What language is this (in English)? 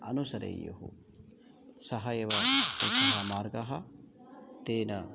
Sanskrit